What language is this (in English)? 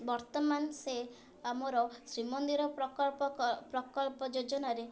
Odia